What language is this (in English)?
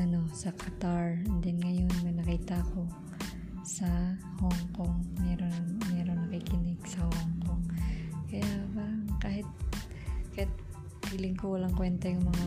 Filipino